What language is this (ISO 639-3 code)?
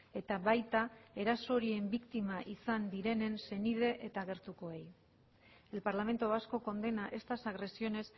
eus